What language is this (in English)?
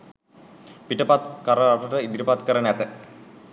Sinhala